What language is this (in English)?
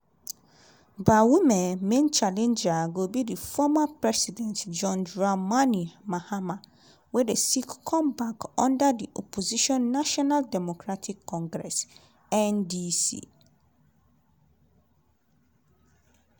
Nigerian Pidgin